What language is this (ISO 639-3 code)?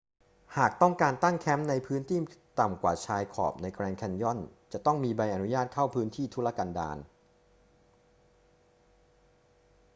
tha